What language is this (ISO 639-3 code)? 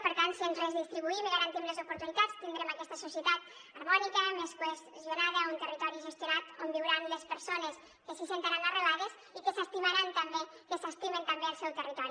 cat